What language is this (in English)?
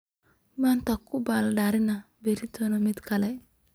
Somali